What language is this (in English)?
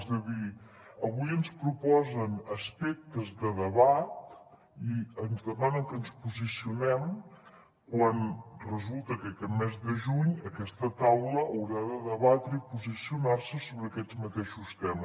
Catalan